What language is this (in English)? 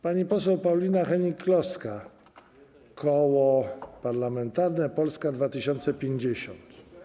Polish